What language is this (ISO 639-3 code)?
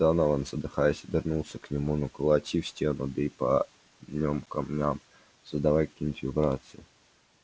rus